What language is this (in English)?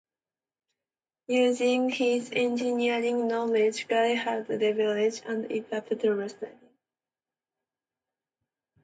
English